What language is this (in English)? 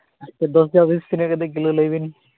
Santali